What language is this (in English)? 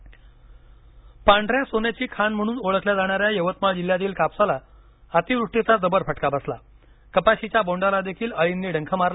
Marathi